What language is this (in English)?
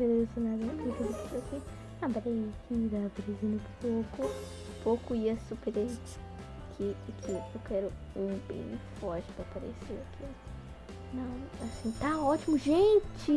Portuguese